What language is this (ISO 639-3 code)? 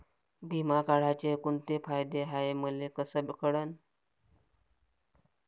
mar